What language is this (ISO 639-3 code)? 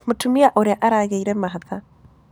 kik